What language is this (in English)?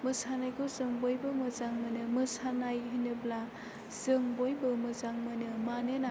Bodo